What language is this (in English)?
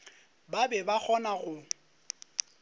Northern Sotho